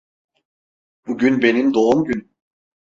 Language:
Turkish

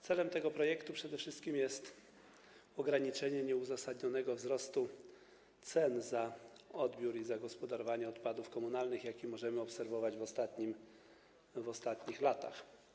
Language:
Polish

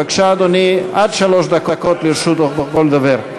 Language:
Hebrew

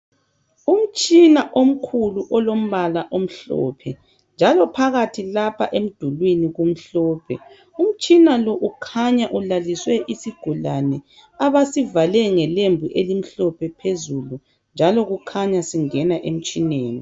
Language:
North Ndebele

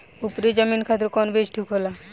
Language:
Bhojpuri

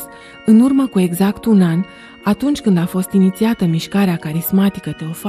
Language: Romanian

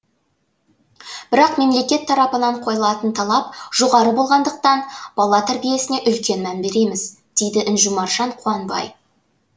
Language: Kazakh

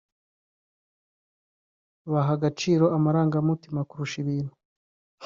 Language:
Kinyarwanda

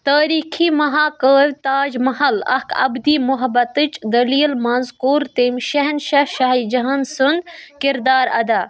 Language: Kashmiri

